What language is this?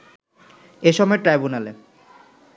Bangla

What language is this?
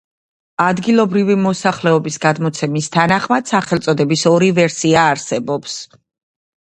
Georgian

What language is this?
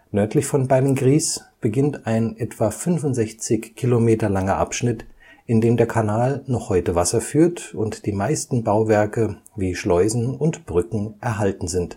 German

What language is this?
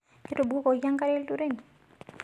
Masai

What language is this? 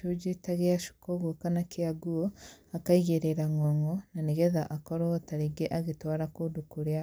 Kikuyu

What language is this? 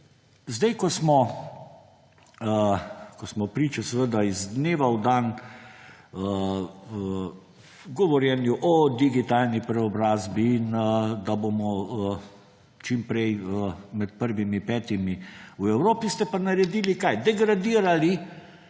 Slovenian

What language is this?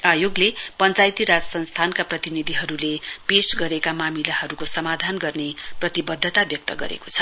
Nepali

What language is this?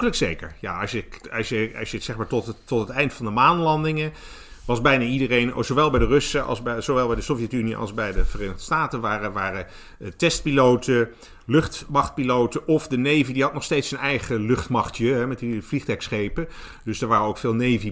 Dutch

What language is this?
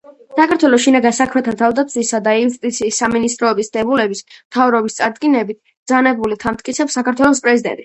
Georgian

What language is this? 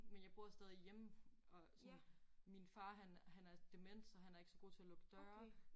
Danish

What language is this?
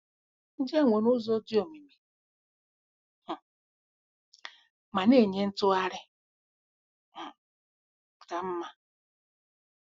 Igbo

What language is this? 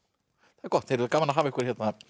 Icelandic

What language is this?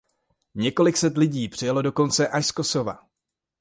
Czech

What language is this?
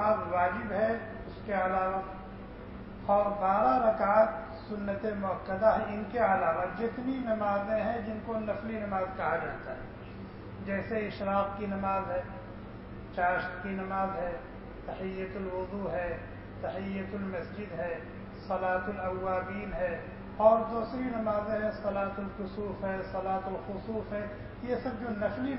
Arabic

